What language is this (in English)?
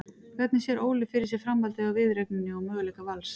Icelandic